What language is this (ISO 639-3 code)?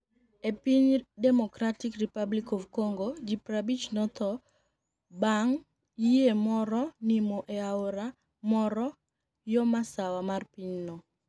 luo